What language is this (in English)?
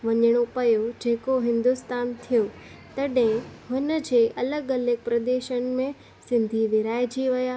Sindhi